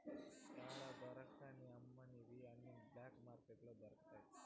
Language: Telugu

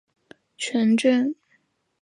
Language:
Chinese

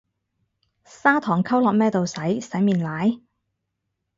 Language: Cantonese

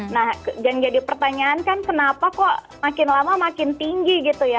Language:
Indonesian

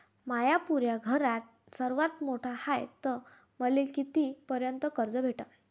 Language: Marathi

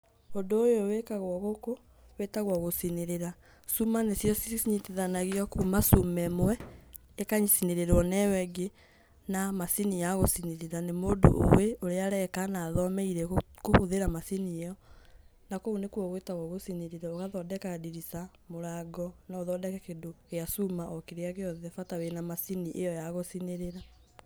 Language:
Kikuyu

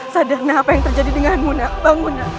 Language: Indonesian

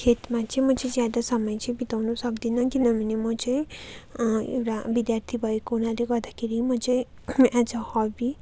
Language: Nepali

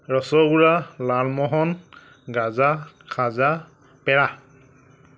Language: Assamese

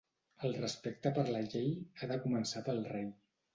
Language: Catalan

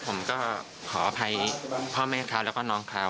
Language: Thai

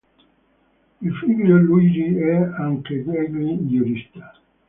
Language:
Italian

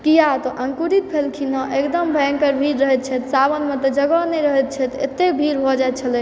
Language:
Maithili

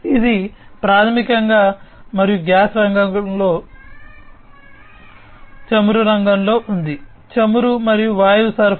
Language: Telugu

